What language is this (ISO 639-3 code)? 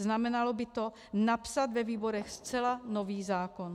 ces